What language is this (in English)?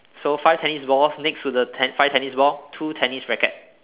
English